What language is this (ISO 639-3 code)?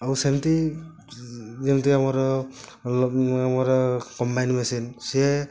ori